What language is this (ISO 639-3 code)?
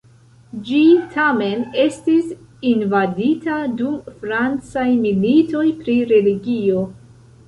epo